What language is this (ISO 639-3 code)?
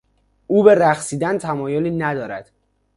fas